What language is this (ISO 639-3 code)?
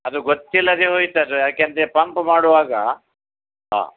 kan